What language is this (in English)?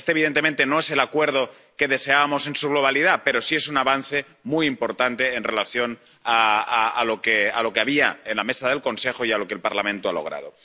Spanish